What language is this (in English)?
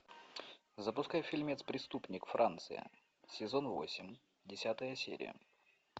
Russian